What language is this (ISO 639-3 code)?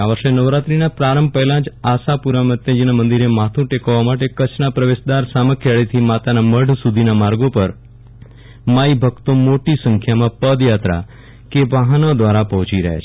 guj